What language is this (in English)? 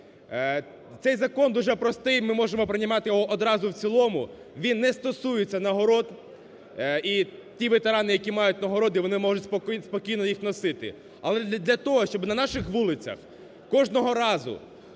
Ukrainian